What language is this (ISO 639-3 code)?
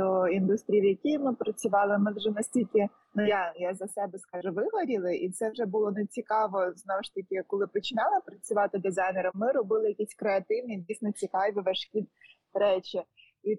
ukr